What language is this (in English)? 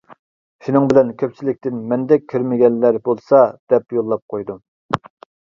Uyghur